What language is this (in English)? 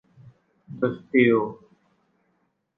Thai